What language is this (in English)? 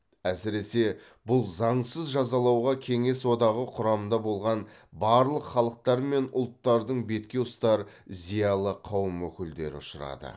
Kazakh